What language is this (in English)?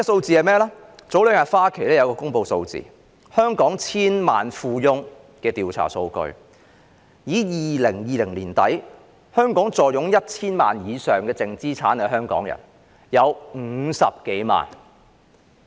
Cantonese